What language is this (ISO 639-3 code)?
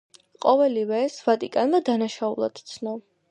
kat